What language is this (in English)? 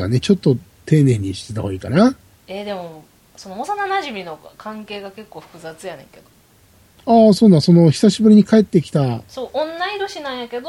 Japanese